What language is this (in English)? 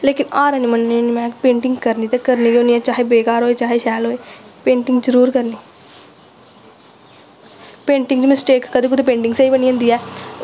Dogri